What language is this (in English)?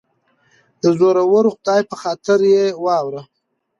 Pashto